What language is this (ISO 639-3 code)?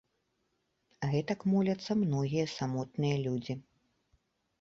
bel